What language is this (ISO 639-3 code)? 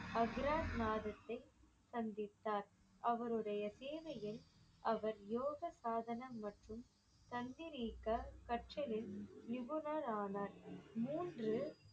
tam